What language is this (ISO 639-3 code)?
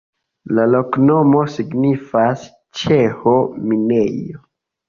epo